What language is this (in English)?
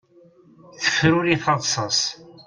Kabyle